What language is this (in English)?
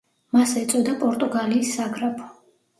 Georgian